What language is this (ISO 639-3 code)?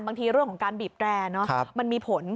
tha